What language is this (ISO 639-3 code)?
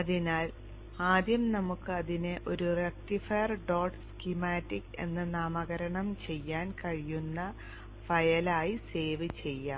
mal